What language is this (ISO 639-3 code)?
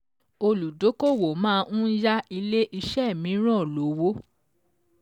yor